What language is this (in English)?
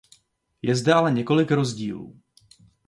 Czech